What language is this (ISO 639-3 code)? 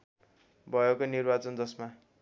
nep